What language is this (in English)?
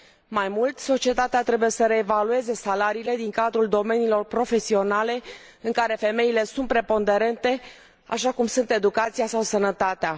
Romanian